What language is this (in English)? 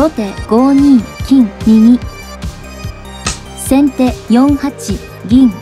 Japanese